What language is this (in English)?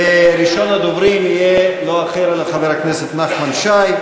Hebrew